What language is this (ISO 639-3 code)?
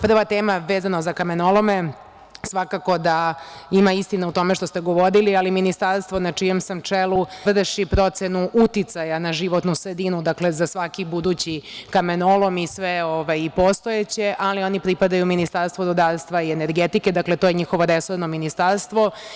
srp